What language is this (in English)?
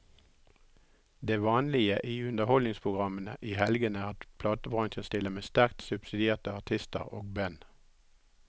Norwegian